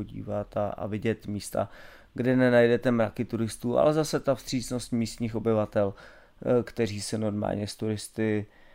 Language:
Czech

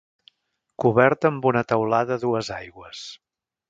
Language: Catalan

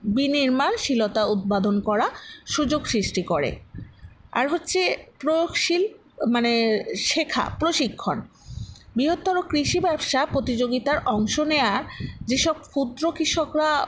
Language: Bangla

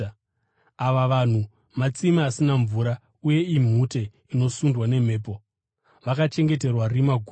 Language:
Shona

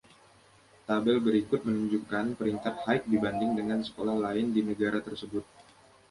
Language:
Indonesian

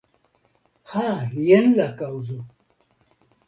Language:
Esperanto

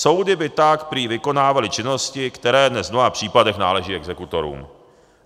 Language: Czech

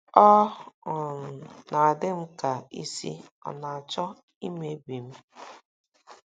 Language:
Igbo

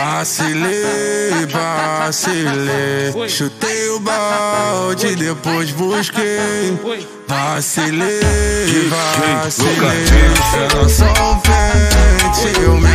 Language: Romanian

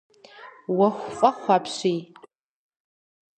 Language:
Kabardian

